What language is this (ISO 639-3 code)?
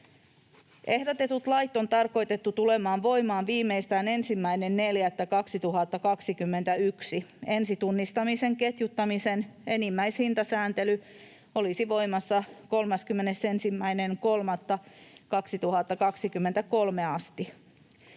fin